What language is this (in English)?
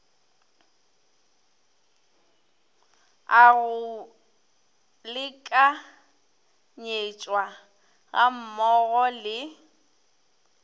Northern Sotho